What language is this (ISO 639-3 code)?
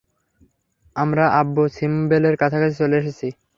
ben